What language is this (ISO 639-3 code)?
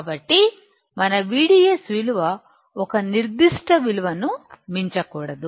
tel